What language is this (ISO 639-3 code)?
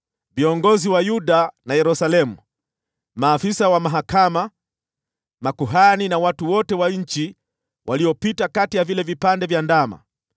swa